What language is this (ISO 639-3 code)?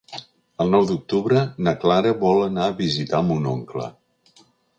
cat